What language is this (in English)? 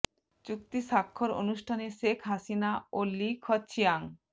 Bangla